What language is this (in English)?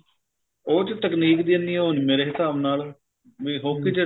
Punjabi